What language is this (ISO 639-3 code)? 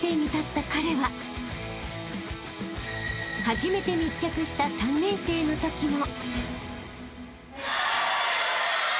jpn